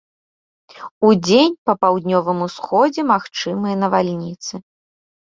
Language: Belarusian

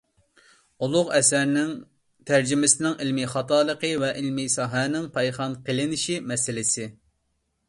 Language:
Uyghur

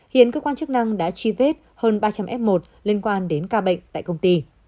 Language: Vietnamese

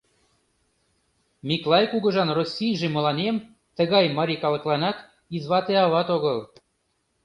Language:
Mari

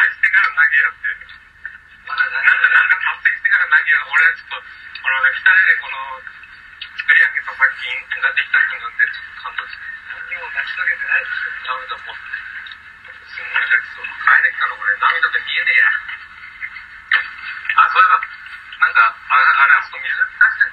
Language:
Japanese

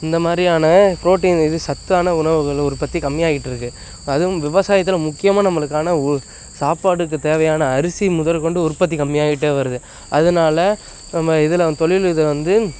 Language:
Tamil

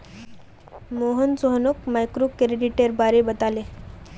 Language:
Magahi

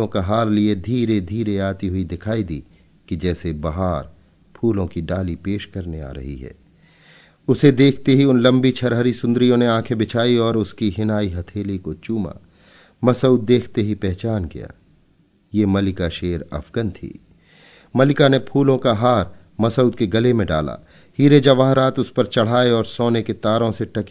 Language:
Hindi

